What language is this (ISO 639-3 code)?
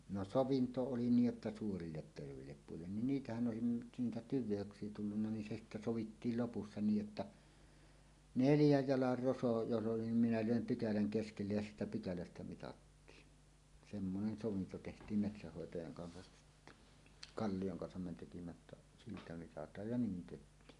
fin